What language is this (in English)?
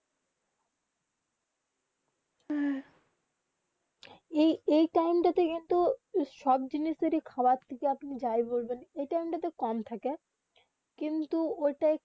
Bangla